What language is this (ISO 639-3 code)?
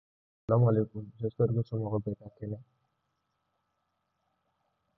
dyu